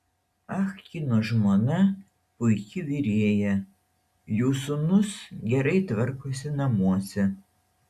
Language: Lithuanian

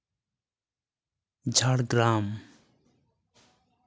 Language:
Santali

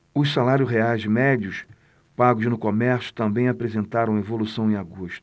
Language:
Portuguese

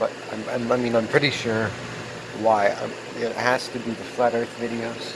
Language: English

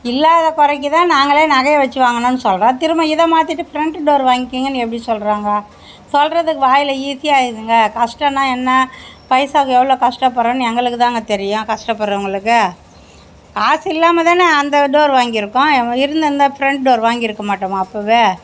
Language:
Tamil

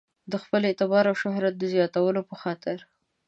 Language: Pashto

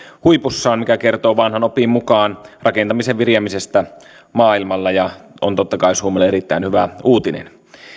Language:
Finnish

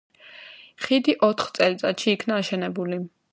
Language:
Georgian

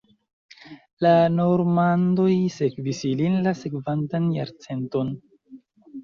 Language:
Esperanto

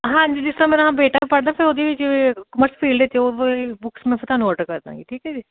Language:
Punjabi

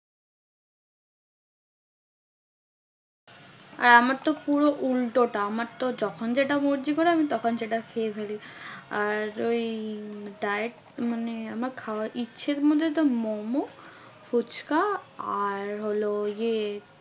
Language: Bangla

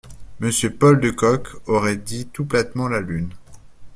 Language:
French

